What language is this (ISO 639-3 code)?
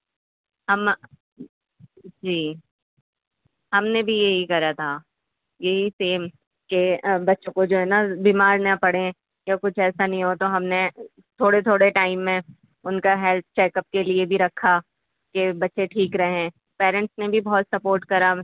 urd